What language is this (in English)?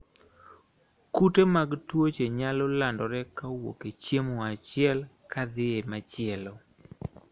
Luo (Kenya and Tanzania)